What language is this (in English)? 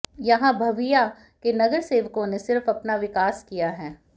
Hindi